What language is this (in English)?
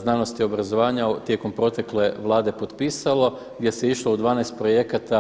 Croatian